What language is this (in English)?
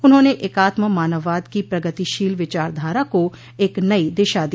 Hindi